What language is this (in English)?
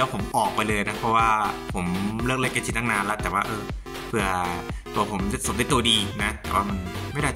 Thai